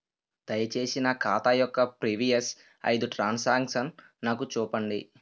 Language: Telugu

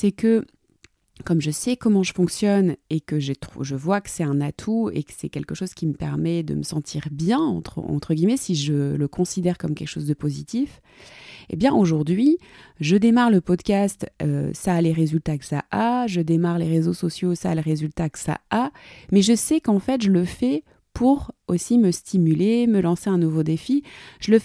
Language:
French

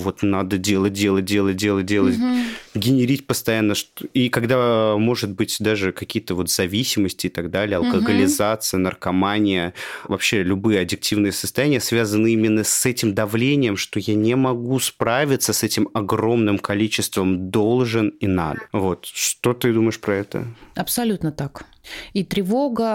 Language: Russian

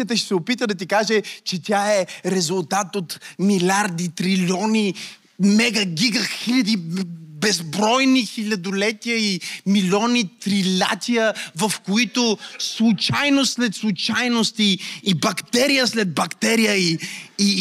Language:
Bulgarian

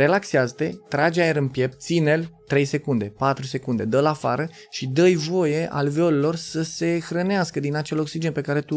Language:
Romanian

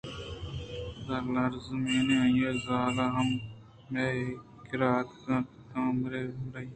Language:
Eastern Balochi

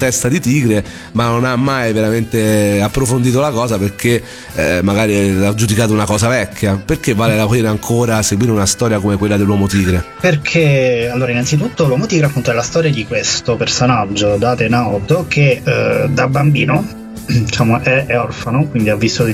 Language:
Italian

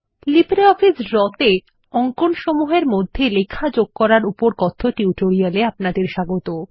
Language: Bangla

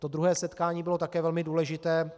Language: Czech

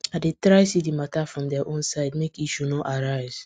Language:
Nigerian Pidgin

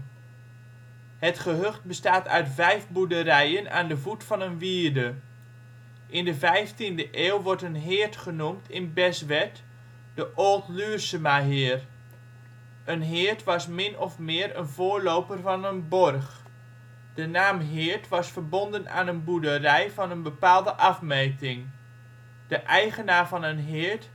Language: Dutch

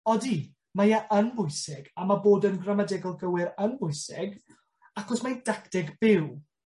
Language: Welsh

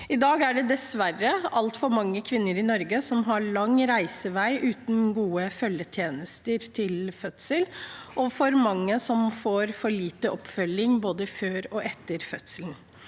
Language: Norwegian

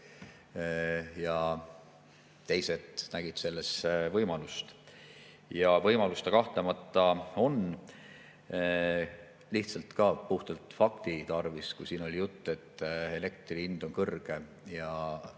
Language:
Estonian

